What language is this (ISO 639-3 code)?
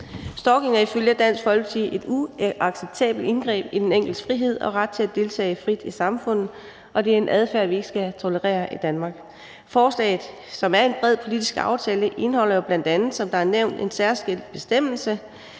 dan